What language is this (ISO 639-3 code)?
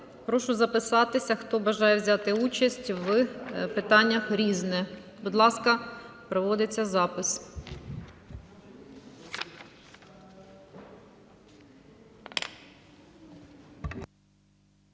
ukr